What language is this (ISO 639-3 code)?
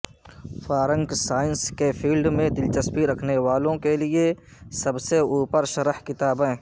urd